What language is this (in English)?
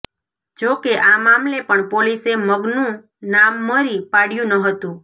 Gujarati